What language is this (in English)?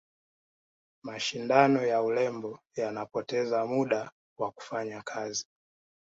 Swahili